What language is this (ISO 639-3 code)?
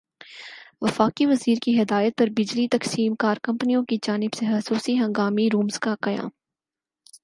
urd